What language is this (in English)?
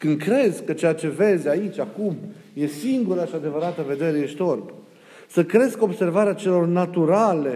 Romanian